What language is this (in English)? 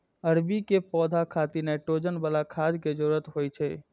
Maithili